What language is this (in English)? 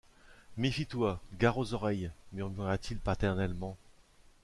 French